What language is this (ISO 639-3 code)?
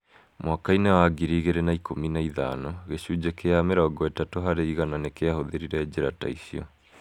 kik